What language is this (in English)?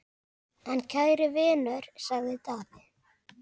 Icelandic